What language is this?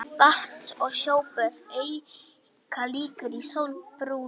Icelandic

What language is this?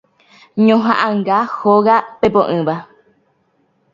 Guarani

